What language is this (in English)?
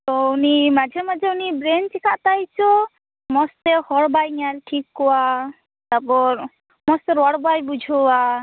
Santali